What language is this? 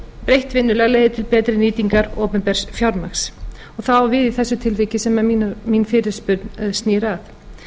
Icelandic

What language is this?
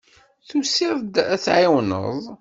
Kabyle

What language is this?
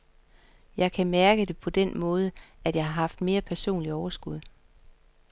Danish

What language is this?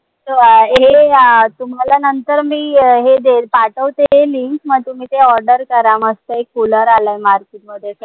Marathi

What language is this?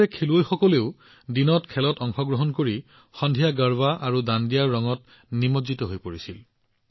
Assamese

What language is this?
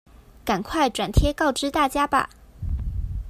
Chinese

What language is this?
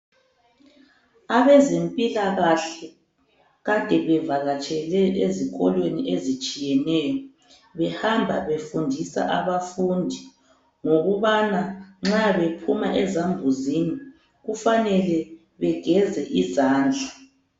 North Ndebele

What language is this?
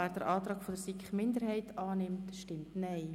Swiss German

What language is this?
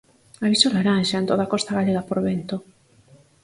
Galician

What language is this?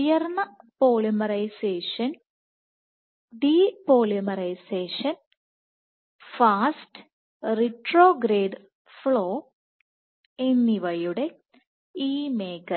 Malayalam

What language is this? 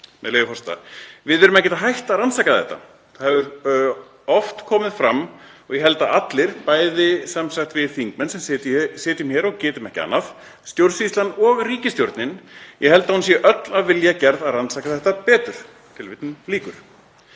Icelandic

